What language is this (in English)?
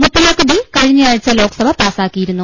Malayalam